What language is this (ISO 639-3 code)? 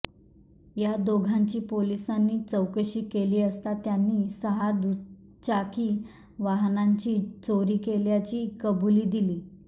mar